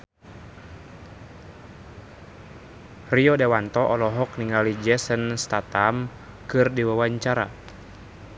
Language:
Sundanese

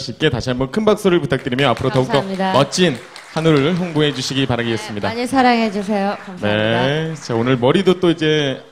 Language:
Korean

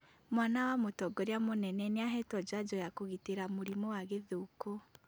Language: Kikuyu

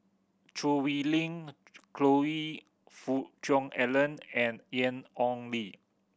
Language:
English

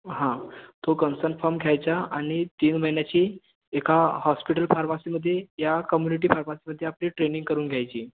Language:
Marathi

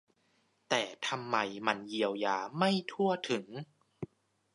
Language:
Thai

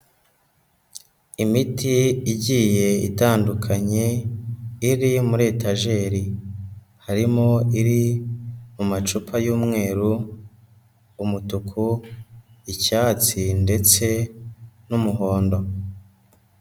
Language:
Kinyarwanda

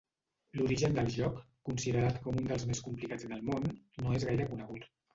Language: Catalan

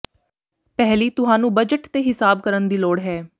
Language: Punjabi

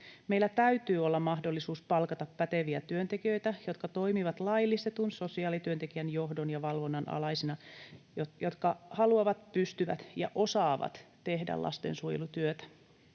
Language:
Finnish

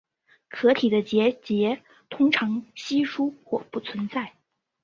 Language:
Chinese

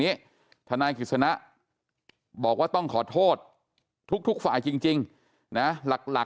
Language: Thai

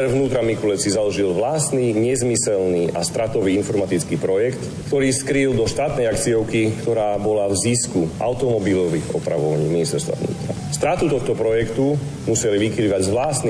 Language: Slovak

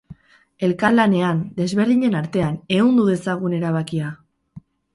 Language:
Basque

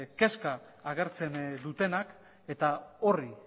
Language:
Basque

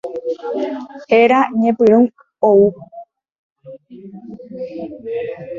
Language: Guarani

